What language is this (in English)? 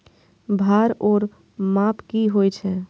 Maithili